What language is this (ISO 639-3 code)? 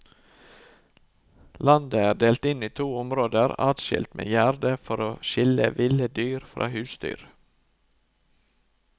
nor